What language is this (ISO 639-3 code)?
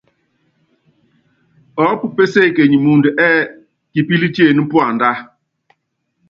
yav